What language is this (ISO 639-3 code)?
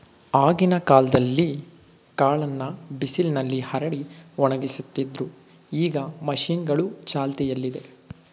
kan